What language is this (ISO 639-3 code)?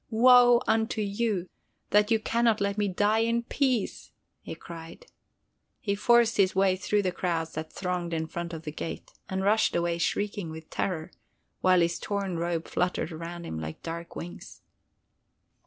eng